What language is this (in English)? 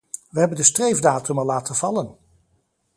Dutch